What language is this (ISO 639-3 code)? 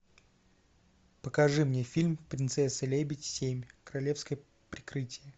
rus